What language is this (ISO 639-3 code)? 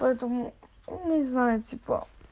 rus